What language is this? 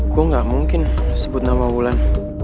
Indonesian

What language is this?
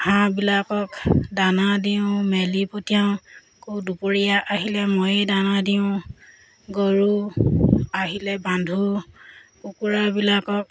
Assamese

